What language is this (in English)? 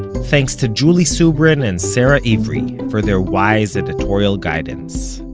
English